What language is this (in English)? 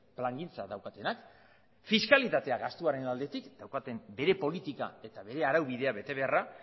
Basque